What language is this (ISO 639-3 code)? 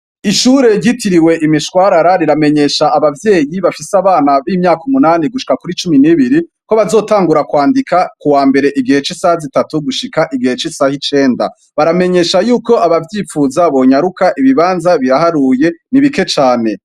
run